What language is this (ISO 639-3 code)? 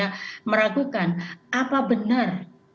ind